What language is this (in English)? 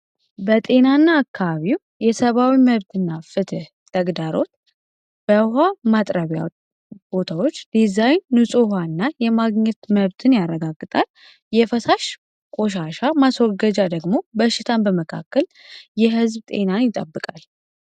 Amharic